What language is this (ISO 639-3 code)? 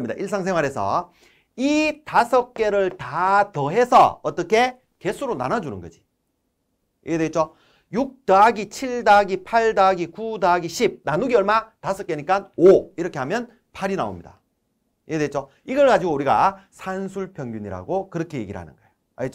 kor